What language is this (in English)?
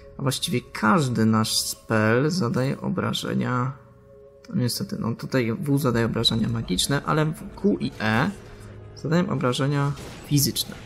Polish